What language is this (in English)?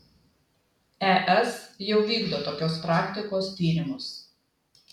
Lithuanian